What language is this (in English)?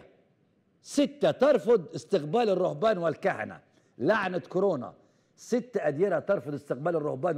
Arabic